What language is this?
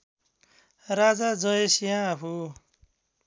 Nepali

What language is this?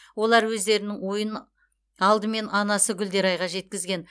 Kazakh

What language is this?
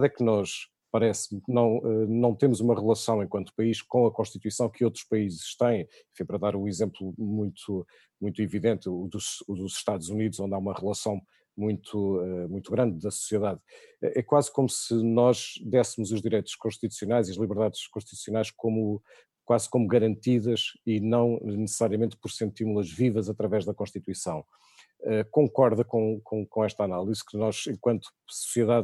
Portuguese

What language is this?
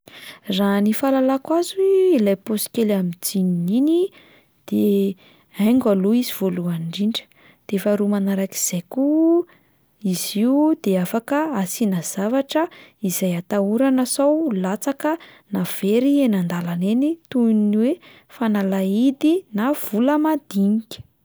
Malagasy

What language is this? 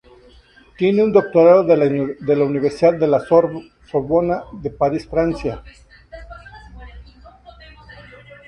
Spanish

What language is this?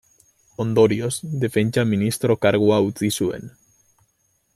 Basque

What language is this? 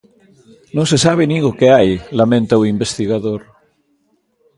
Galician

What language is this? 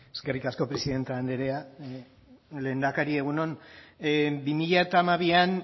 Basque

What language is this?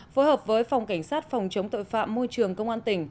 Vietnamese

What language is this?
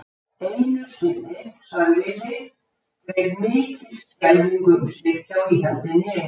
Icelandic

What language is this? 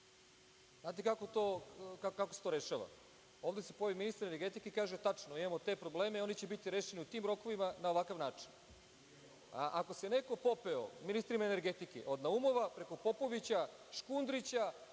Serbian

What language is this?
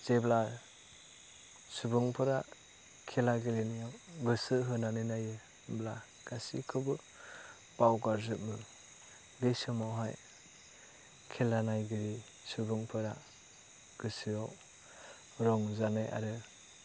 Bodo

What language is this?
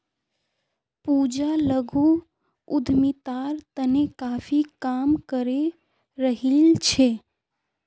Magahi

